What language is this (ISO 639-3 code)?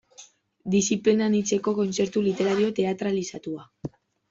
eus